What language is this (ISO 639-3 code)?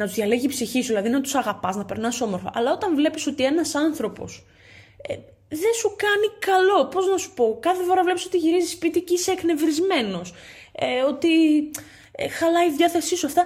ell